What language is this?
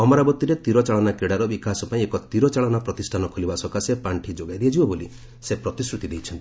Odia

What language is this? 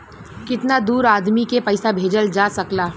Bhojpuri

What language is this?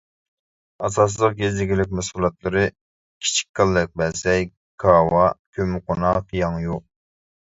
Uyghur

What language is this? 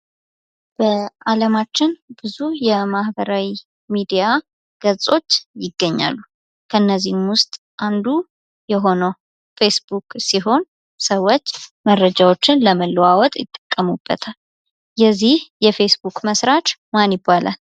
Amharic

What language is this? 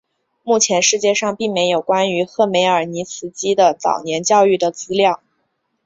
Chinese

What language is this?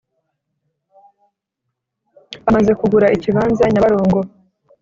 Kinyarwanda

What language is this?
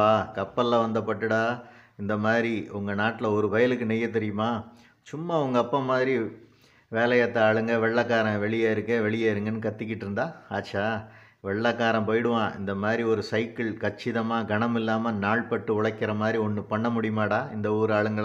Tamil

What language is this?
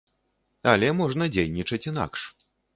Belarusian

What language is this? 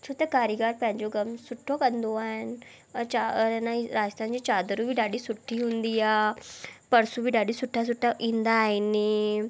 Sindhi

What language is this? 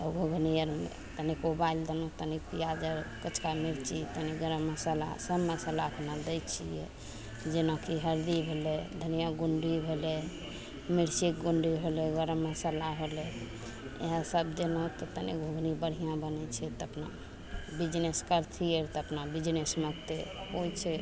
Maithili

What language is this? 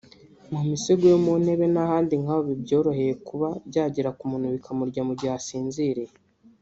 Kinyarwanda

